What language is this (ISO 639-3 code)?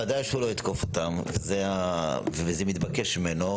heb